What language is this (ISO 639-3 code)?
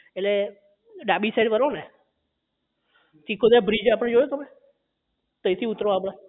guj